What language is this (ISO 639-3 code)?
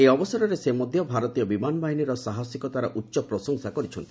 ori